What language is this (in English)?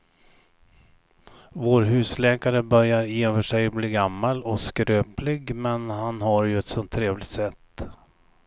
Swedish